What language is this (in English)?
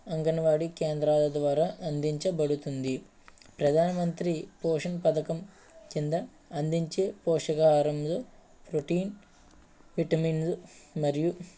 Telugu